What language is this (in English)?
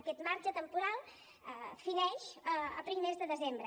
Catalan